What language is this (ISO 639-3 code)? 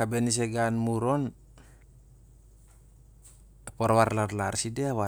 sjr